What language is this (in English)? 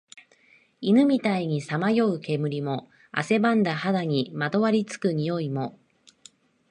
Japanese